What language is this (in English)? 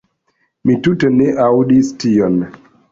Esperanto